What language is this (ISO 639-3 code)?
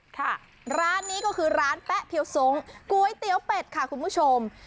tha